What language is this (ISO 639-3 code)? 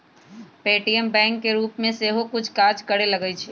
mag